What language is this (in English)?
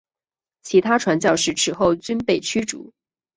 Chinese